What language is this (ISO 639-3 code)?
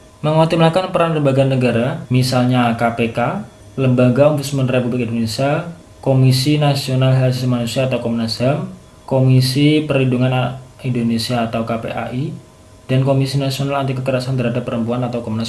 ind